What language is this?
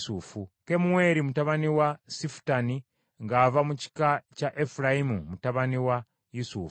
Ganda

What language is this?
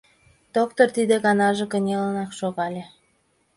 Mari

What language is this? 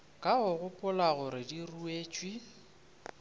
Northern Sotho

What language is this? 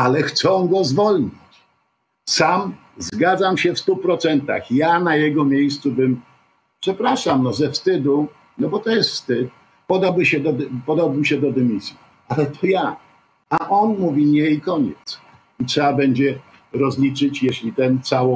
Polish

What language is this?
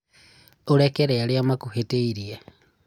Kikuyu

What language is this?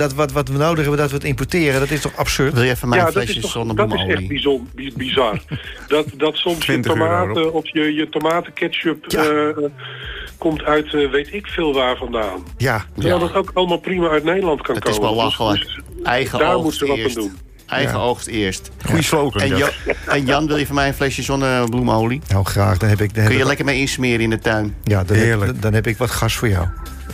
Dutch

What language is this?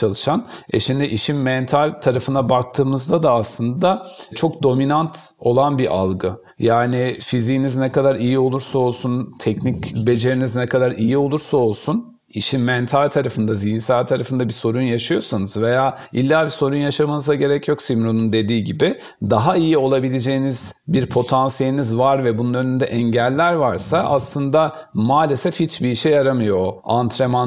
Turkish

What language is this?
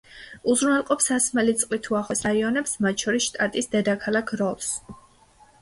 Georgian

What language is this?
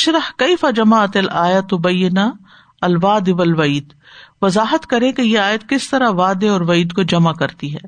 Urdu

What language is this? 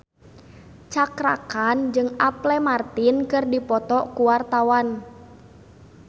Sundanese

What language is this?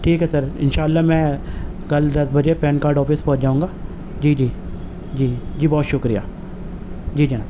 Urdu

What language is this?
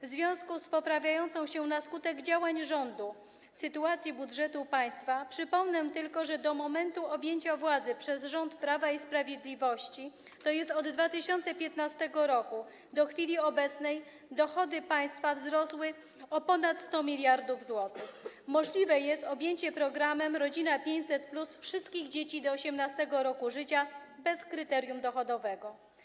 Polish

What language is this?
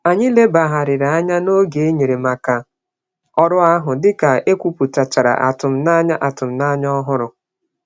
Igbo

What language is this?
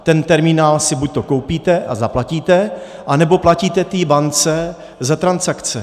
Czech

